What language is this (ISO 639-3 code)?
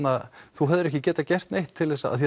isl